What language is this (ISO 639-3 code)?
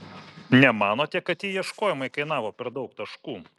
lit